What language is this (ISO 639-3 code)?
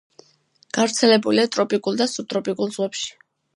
kat